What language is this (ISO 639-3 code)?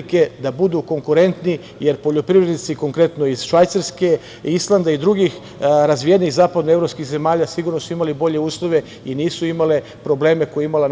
srp